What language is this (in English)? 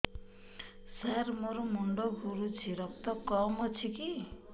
Odia